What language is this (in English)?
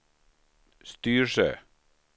Swedish